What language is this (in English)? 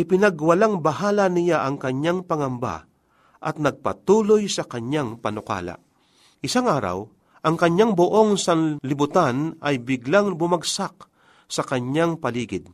Filipino